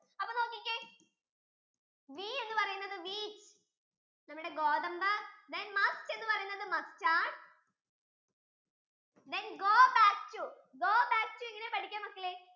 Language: Malayalam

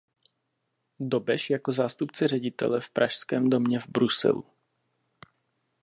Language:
Czech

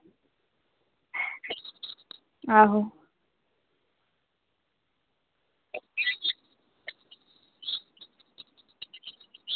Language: Dogri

